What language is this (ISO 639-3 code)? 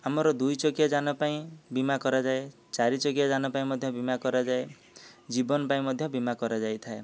ori